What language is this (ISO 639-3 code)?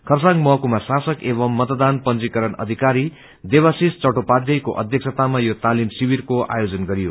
nep